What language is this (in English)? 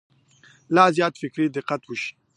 Pashto